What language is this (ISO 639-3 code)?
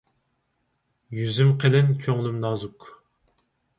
uig